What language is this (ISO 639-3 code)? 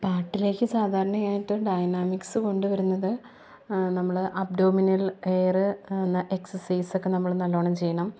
mal